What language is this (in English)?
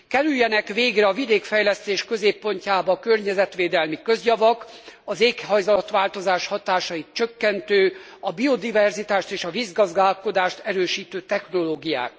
Hungarian